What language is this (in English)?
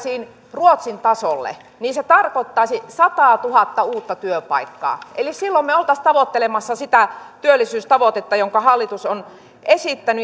Finnish